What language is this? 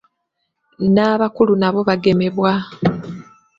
Ganda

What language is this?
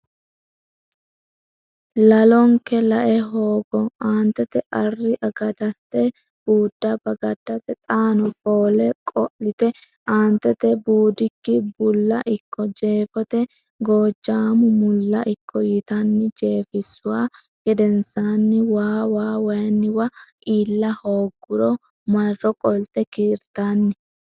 Sidamo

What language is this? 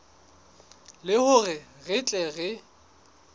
Southern Sotho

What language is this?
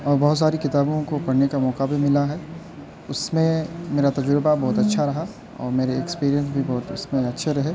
Urdu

